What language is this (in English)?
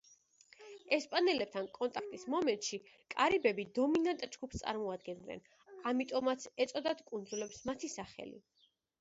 Georgian